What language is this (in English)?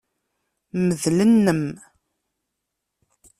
Kabyle